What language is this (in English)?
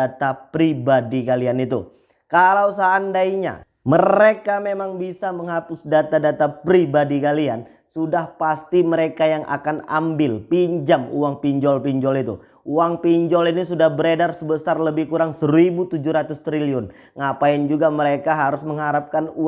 Indonesian